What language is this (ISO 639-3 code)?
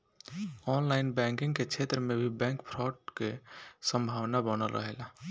bho